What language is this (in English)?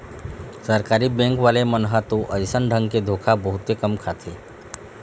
Chhattisgarhi